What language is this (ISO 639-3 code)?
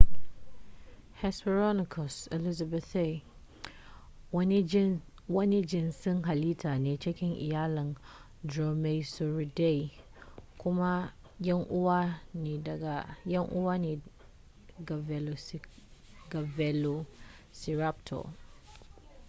hau